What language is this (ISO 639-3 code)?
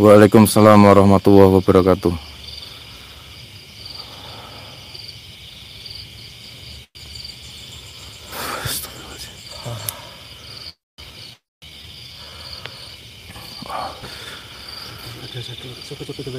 ind